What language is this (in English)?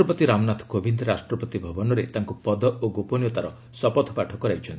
Odia